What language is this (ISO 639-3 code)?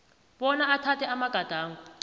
nbl